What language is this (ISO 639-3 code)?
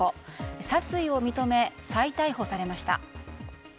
jpn